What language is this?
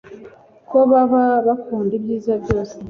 Kinyarwanda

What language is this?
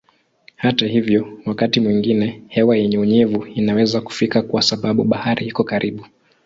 Swahili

